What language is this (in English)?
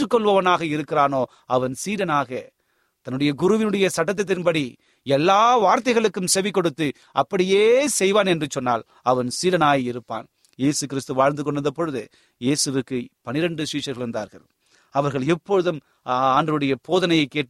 Tamil